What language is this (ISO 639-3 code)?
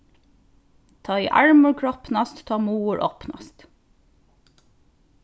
fao